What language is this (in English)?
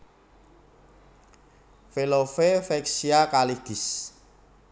Javanese